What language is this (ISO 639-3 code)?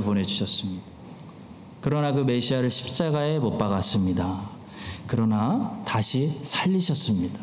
kor